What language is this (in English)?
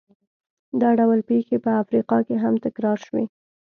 Pashto